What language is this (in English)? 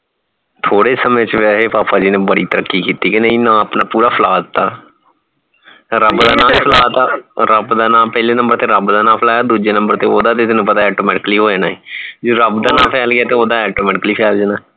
Punjabi